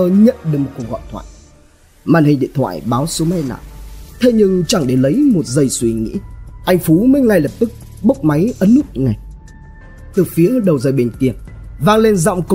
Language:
Vietnamese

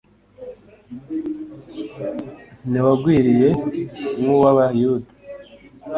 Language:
Kinyarwanda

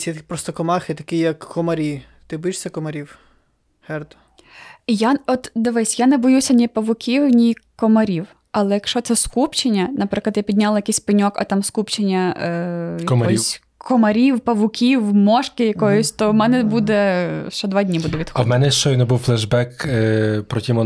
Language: Ukrainian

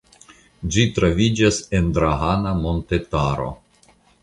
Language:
Esperanto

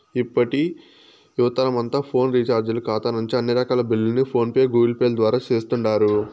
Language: Telugu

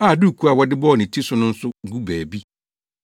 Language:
Akan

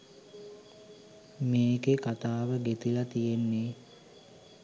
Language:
Sinhala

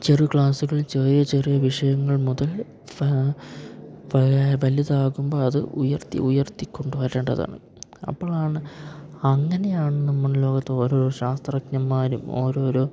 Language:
Malayalam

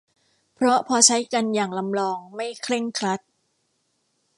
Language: Thai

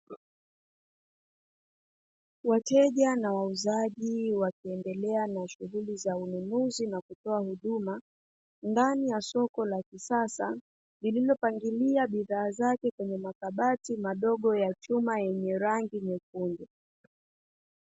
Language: Swahili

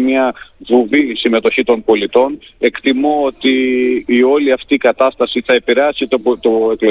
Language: Greek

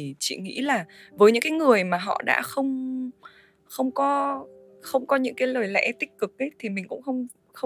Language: Vietnamese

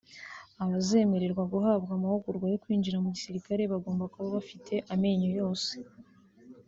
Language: Kinyarwanda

